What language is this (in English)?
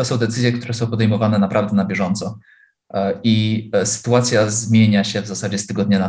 Polish